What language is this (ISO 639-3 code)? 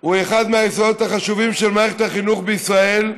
heb